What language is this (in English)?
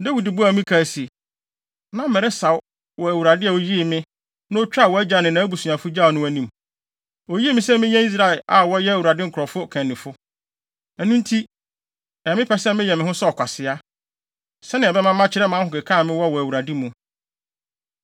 Akan